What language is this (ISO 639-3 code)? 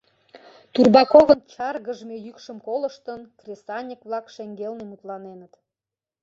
chm